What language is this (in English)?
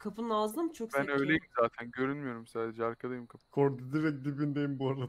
Turkish